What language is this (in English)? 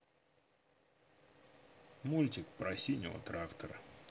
Russian